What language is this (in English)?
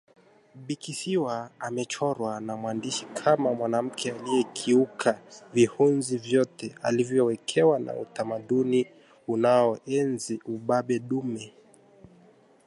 Swahili